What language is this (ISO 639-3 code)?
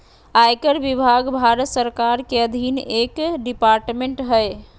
mag